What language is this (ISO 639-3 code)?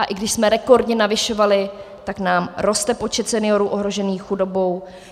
ces